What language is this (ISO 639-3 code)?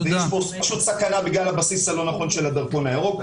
heb